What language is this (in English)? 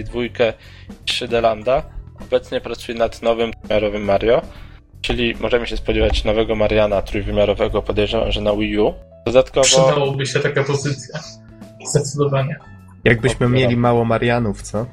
Polish